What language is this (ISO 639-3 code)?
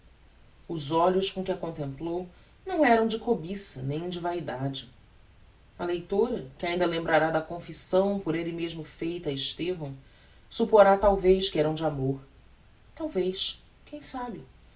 por